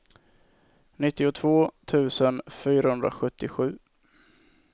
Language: Swedish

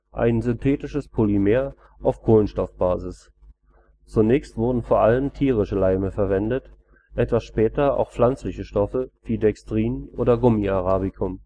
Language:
German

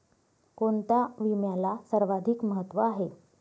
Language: Marathi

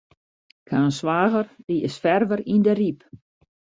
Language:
Western Frisian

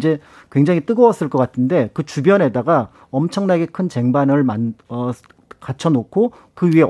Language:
Korean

